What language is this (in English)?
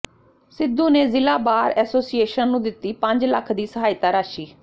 Punjabi